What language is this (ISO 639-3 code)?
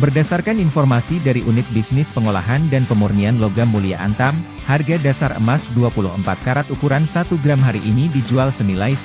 ind